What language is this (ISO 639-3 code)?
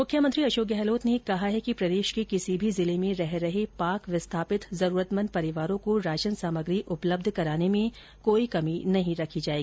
hin